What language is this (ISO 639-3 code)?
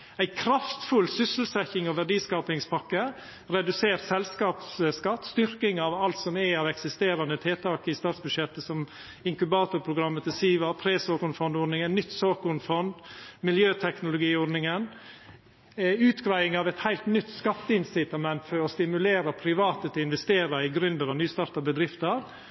nno